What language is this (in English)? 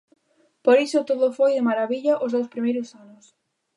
Galician